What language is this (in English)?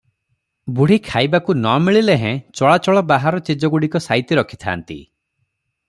Odia